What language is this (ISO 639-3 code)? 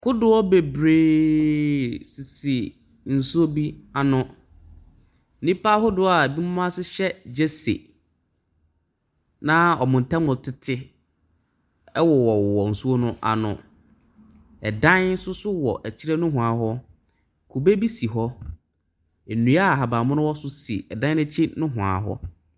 aka